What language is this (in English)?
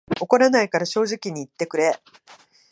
Japanese